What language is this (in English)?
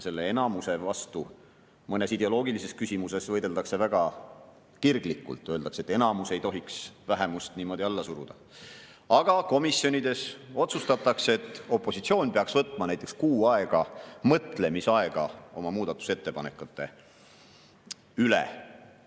Estonian